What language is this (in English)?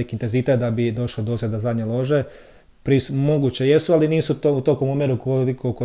Croatian